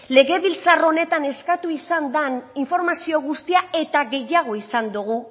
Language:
Basque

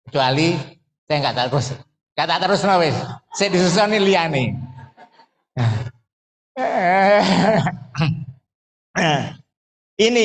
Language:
Indonesian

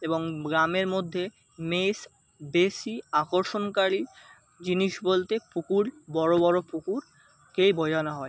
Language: Bangla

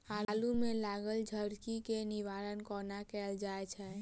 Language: Maithili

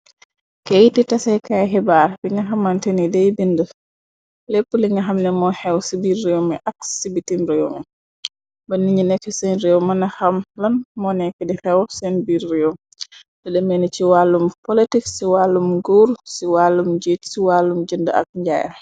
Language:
Wolof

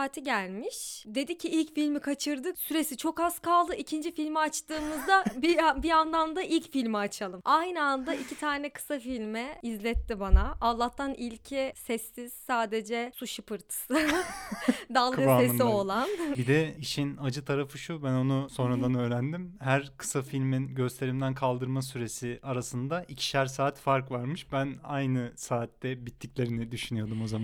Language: Turkish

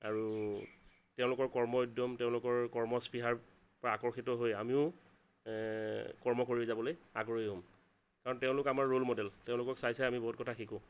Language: Assamese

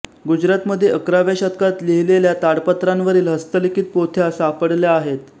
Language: Marathi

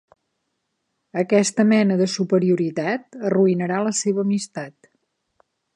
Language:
Catalan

